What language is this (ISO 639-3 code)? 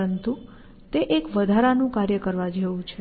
guj